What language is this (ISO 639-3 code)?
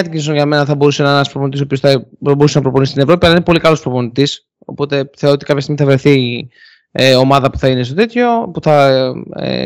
ell